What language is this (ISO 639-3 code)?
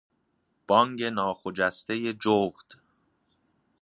fas